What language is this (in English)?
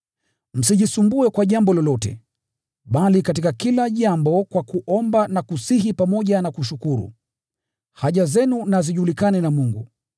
Swahili